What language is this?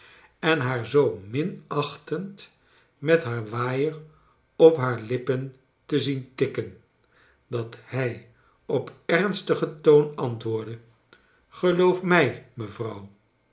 Dutch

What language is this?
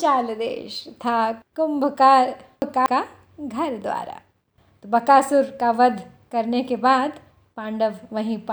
Hindi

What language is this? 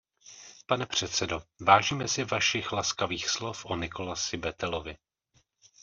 Czech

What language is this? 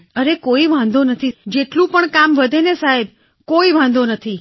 Gujarati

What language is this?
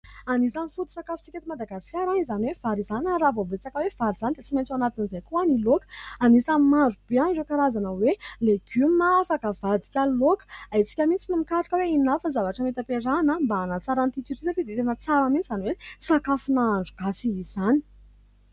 Malagasy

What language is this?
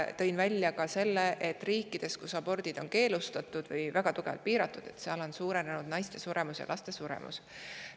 Estonian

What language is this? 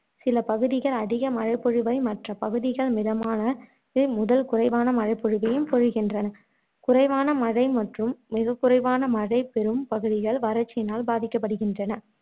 Tamil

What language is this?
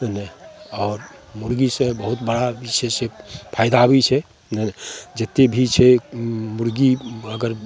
Maithili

